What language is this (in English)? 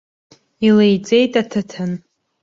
Abkhazian